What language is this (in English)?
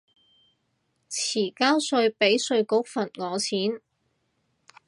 Cantonese